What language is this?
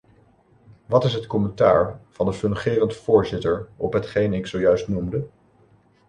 Dutch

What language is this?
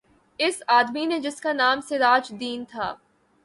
Urdu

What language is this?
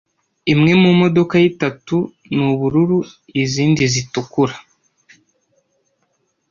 Kinyarwanda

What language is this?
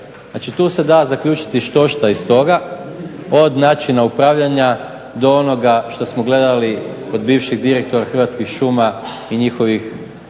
Croatian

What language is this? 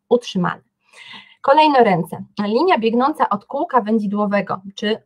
Polish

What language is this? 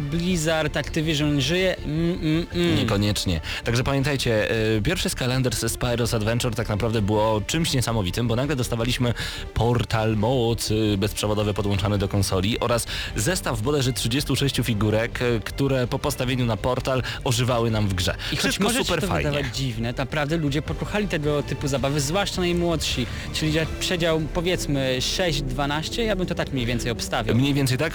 Polish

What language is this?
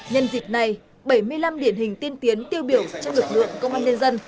Vietnamese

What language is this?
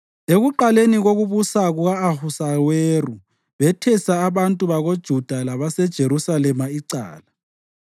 North Ndebele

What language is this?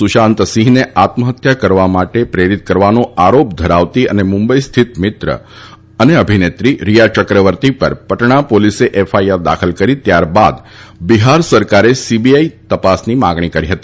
Gujarati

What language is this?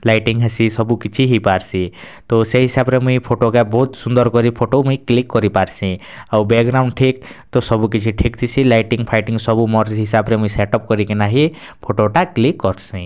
Odia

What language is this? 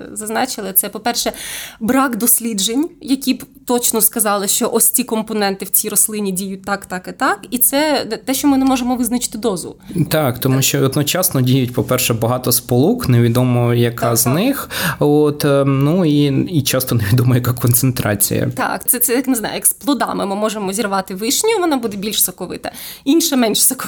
Ukrainian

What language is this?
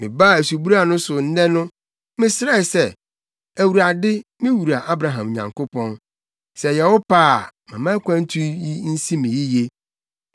Akan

